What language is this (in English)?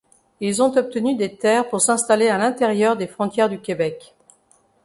French